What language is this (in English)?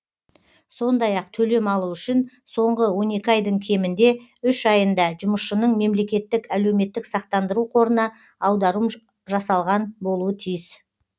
Kazakh